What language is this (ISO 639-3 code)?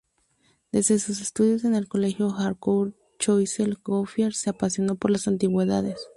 spa